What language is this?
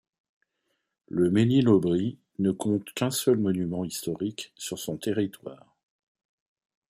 French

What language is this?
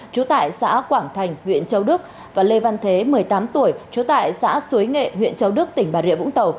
Vietnamese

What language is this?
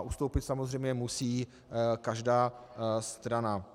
Czech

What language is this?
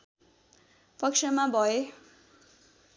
Nepali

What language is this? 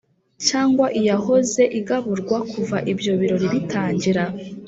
Kinyarwanda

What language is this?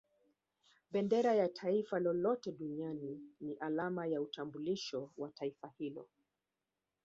Swahili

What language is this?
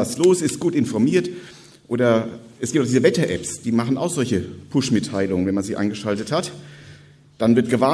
German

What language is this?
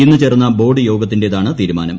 Malayalam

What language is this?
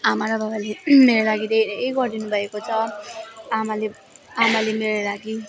Nepali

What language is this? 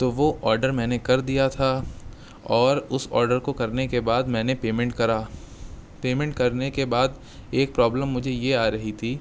Urdu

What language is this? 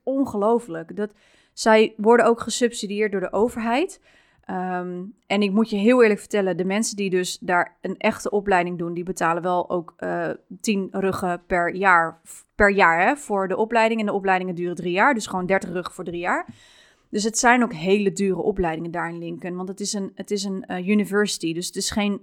Dutch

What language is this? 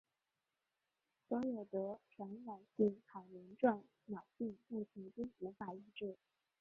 Chinese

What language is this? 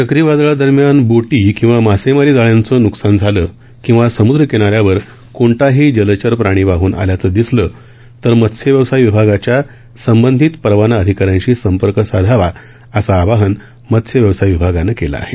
Marathi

